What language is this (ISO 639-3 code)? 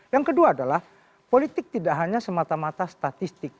ind